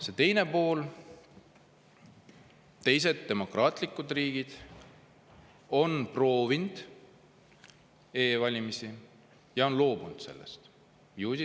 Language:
Estonian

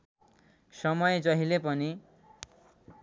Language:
Nepali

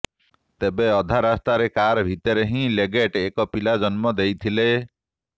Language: Odia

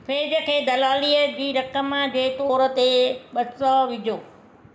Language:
Sindhi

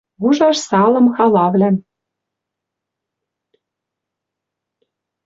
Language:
Western Mari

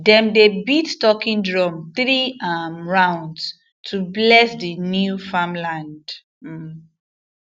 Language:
Nigerian Pidgin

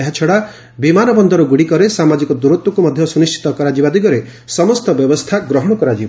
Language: Odia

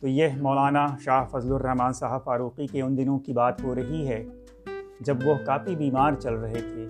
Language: Urdu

